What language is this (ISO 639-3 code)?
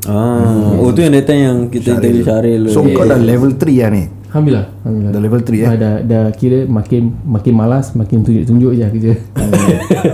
msa